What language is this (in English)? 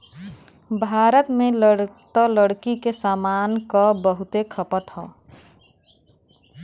Bhojpuri